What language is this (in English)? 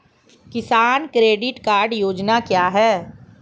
Hindi